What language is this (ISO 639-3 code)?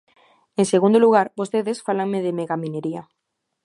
glg